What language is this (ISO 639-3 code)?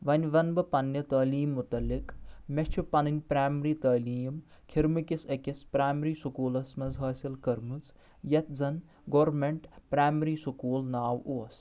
kas